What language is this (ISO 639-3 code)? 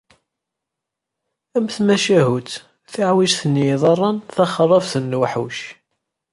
kab